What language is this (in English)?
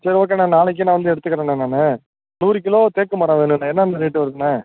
Tamil